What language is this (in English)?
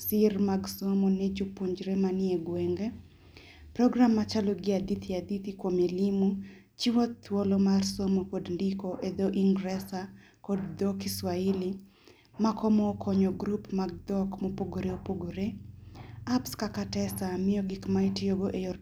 Luo (Kenya and Tanzania)